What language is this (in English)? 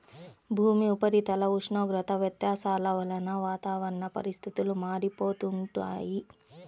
Telugu